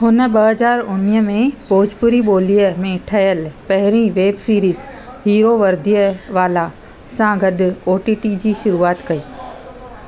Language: Sindhi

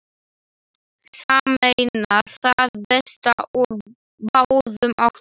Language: Icelandic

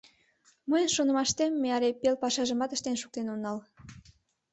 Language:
Mari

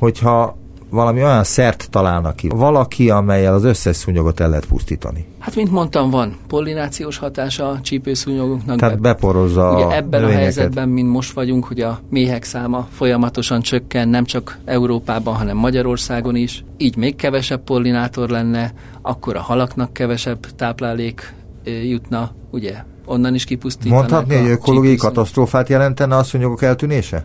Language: Hungarian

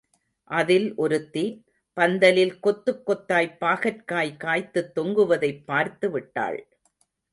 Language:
Tamil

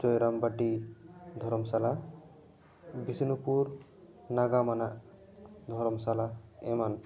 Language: Santali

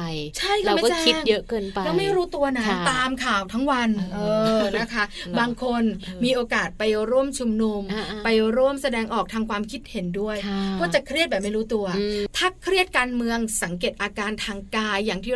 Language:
Thai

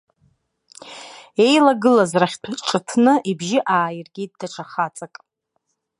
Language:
Abkhazian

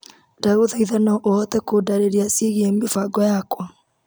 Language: Kikuyu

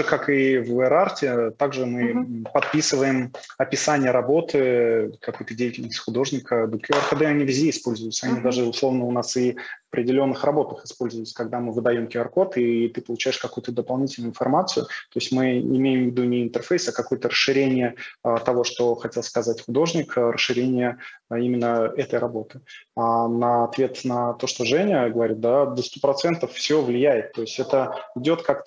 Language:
Russian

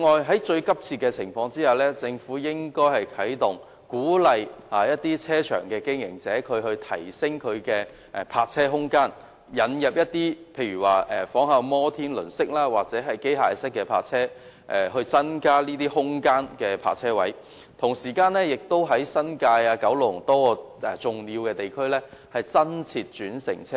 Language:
Cantonese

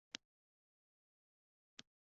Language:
Uzbek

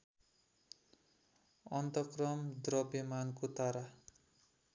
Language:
Nepali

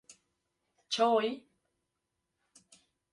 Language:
Kurdish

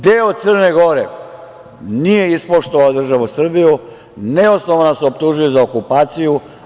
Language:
Serbian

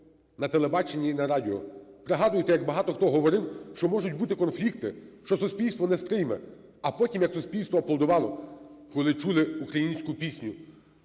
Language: Ukrainian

